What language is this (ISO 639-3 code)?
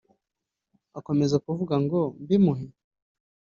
kin